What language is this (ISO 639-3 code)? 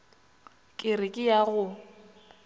nso